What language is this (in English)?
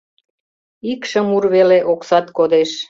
Mari